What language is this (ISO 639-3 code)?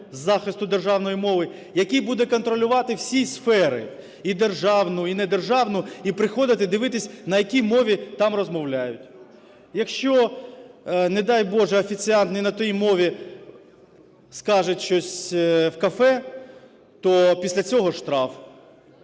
ukr